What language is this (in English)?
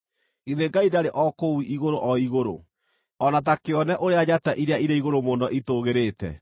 Kikuyu